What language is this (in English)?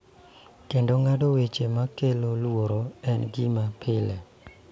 Luo (Kenya and Tanzania)